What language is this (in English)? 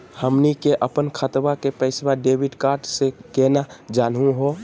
Magahi